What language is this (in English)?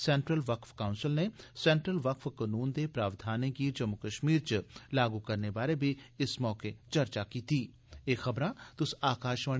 Dogri